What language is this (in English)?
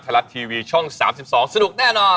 Thai